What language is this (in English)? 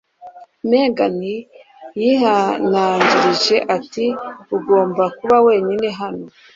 Kinyarwanda